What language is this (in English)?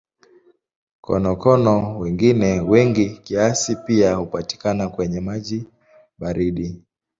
Swahili